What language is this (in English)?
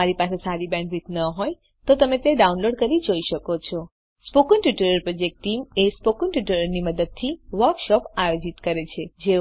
Gujarati